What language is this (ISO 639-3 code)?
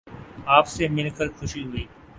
urd